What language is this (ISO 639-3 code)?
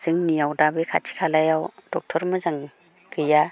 brx